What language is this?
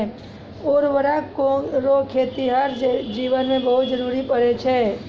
Maithili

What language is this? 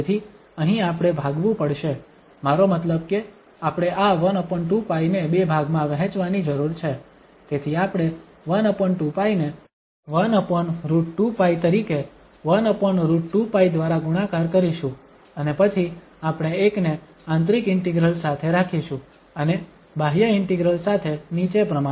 Gujarati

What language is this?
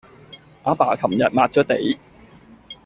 Cantonese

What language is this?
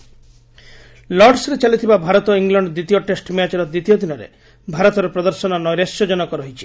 Odia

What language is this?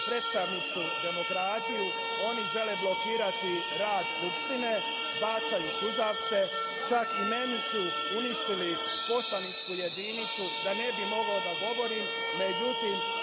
Serbian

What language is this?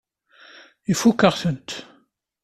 Kabyle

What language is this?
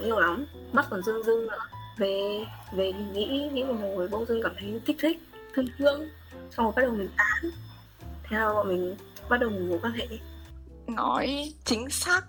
Vietnamese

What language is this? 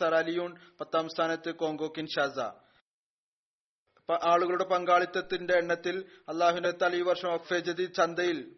Malayalam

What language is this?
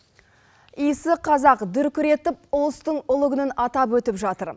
Kazakh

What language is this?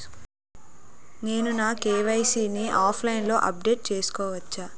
Telugu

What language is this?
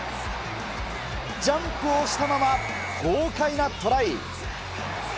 Japanese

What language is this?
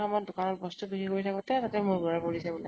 Assamese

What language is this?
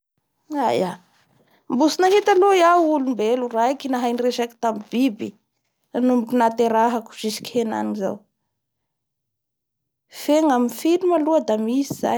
Bara Malagasy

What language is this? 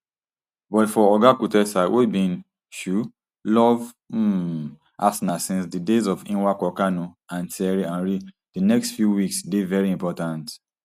Nigerian Pidgin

